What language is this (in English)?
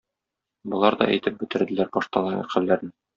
Tatar